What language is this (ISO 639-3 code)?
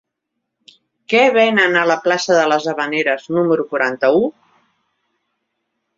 cat